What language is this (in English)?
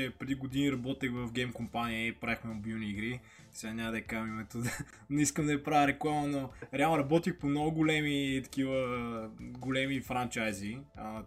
Bulgarian